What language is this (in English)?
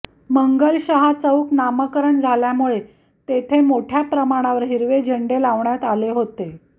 Marathi